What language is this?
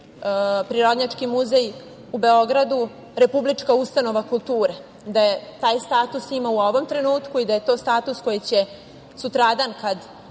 Serbian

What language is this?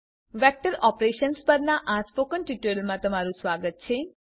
Gujarati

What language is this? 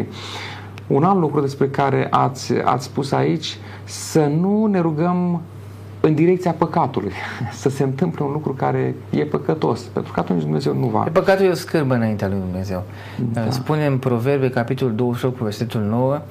Romanian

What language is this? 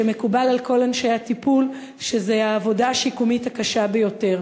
Hebrew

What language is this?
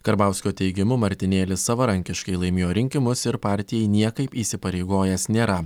Lithuanian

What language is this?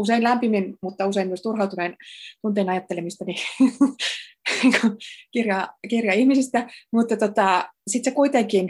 Finnish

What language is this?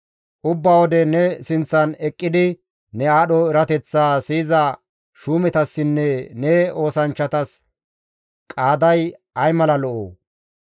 Gamo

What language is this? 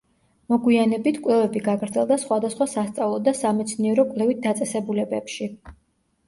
Georgian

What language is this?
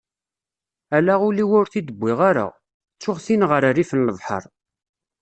Kabyle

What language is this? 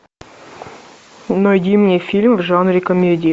Russian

